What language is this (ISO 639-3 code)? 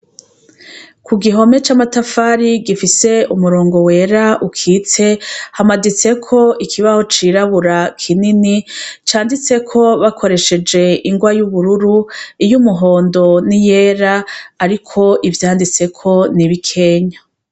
run